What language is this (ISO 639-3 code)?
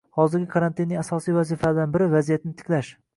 uzb